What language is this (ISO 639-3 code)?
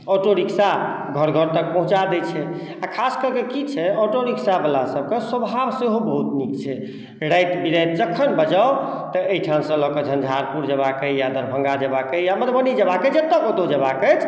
mai